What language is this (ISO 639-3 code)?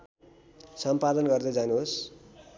nep